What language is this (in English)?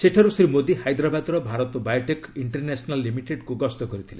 Odia